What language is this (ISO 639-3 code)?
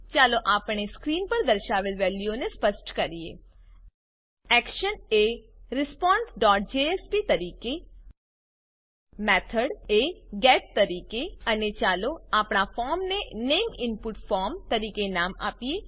guj